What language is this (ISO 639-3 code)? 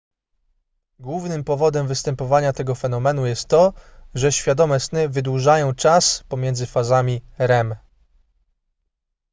pol